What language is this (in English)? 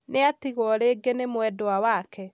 Kikuyu